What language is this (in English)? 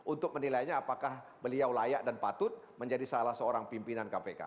Indonesian